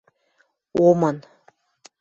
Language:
Western Mari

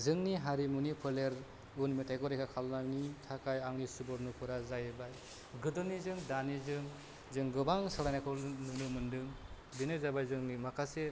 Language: Bodo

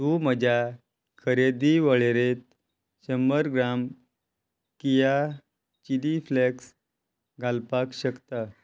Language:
Konkani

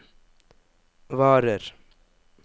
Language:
Norwegian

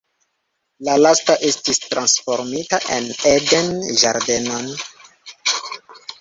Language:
Esperanto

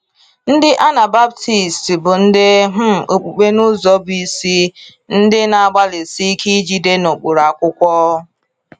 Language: Igbo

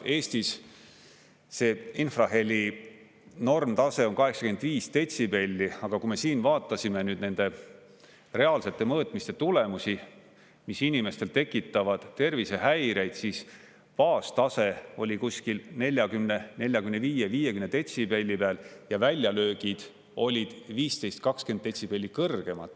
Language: Estonian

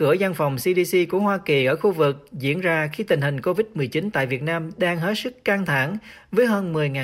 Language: Vietnamese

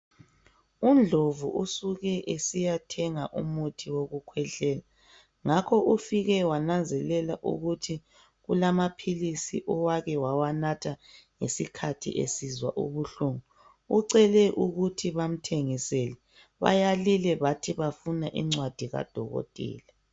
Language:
North Ndebele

